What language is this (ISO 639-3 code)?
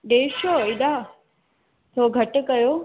snd